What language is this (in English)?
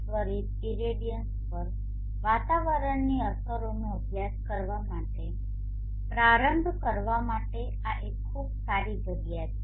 Gujarati